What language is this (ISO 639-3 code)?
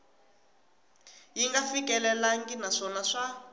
tso